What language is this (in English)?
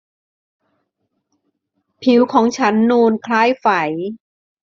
Thai